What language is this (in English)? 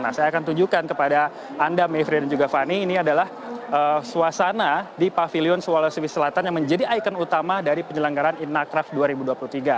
Indonesian